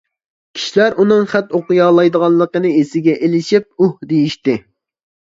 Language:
Uyghur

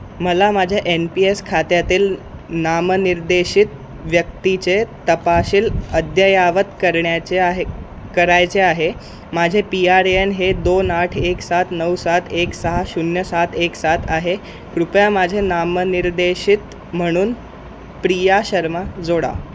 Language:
Marathi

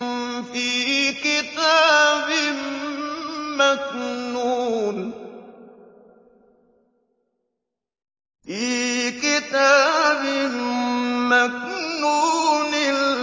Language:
Arabic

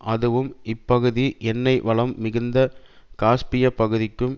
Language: Tamil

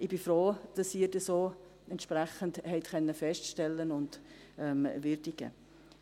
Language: Swiss German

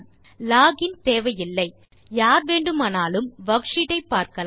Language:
Tamil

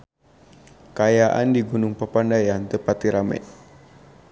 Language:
Sundanese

